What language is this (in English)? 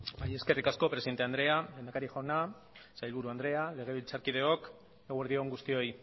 Basque